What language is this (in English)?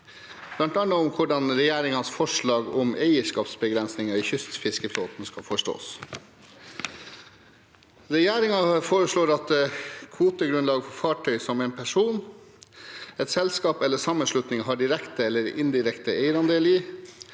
Norwegian